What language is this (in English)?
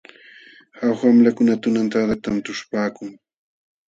Jauja Wanca Quechua